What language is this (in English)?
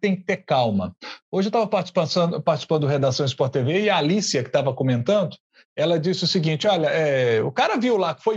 Portuguese